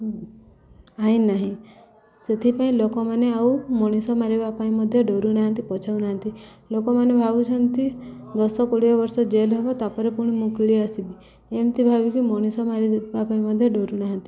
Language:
Odia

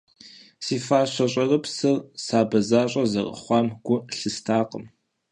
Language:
Kabardian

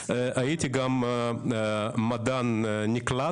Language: Hebrew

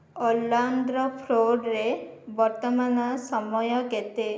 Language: Odia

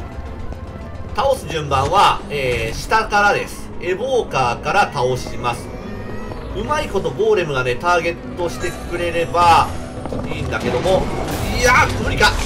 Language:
Japanese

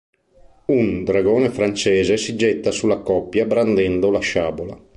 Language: Italian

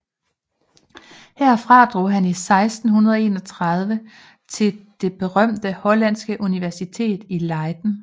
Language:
Danish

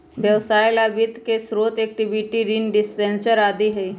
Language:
Magahi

